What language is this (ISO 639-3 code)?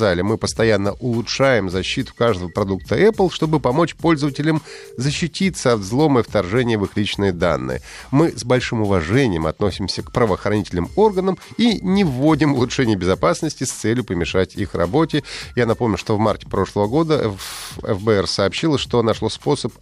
rus